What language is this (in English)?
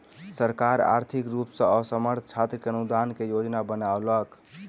Maithili